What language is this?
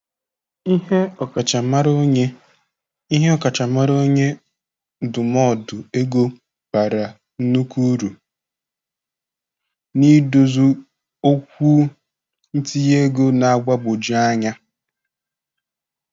Igbo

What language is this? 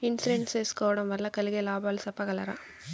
Telugu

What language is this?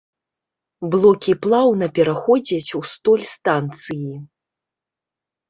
Belarusian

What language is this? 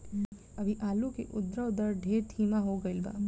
Bhojpuri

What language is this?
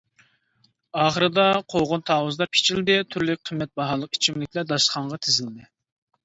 Uyghur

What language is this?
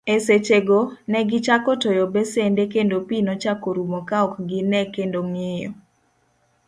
Luo (Kenya and Tanzania)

